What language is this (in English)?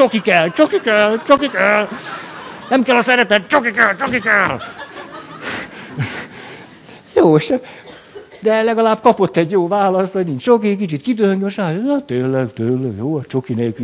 Hungarian